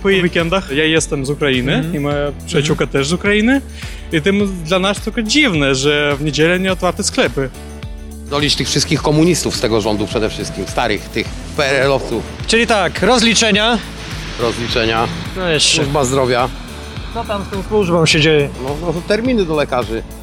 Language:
Polish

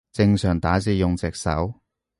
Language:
Cantonese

